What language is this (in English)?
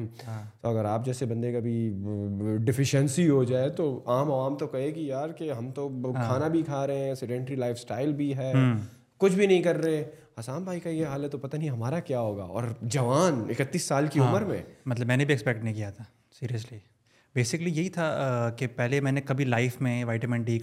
Urdu